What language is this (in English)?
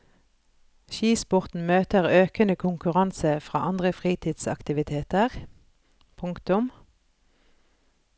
Norwegian